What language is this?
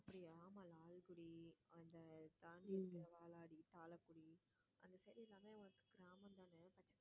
Tamil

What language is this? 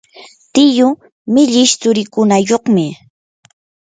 Yanahuanca Pasco Quechua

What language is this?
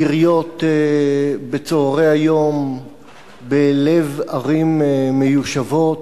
Hebrew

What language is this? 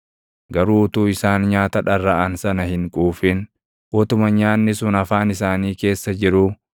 Oromo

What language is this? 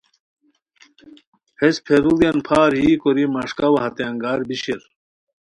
Khowar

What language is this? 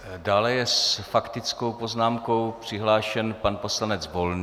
Czech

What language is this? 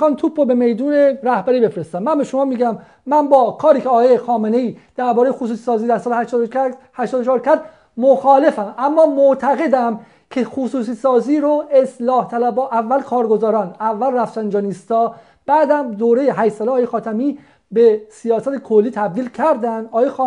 Persian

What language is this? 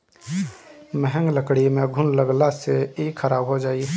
Bhojpuri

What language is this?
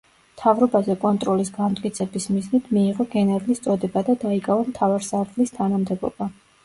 Georgian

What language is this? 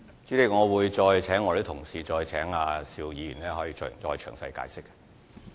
Cantonese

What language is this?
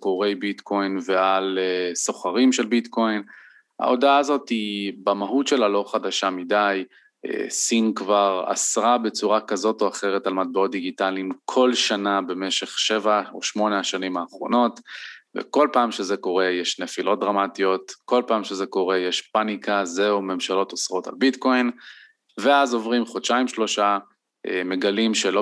Hebrew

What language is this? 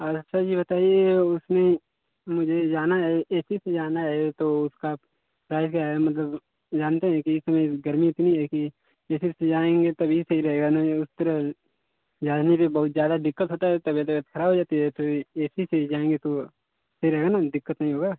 Hindi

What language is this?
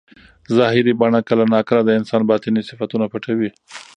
Pashto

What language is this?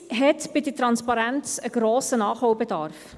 Swiss German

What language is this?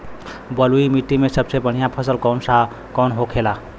Bhojpuri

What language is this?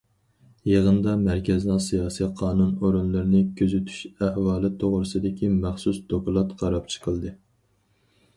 Uyghur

